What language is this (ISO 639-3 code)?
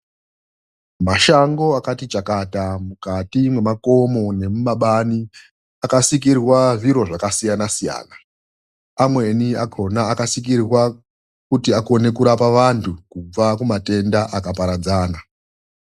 ndc